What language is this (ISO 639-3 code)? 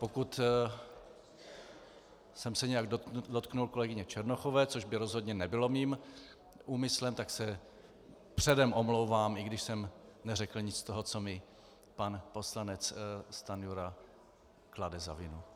ces